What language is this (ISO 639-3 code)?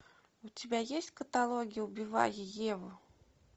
rus